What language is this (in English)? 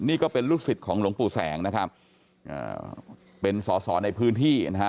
Thai